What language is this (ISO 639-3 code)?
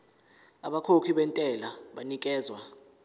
zul